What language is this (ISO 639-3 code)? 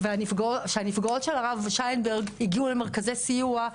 heb